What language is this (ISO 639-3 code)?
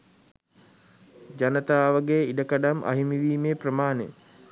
sin